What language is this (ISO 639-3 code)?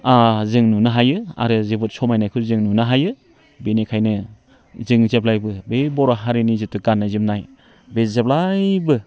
brx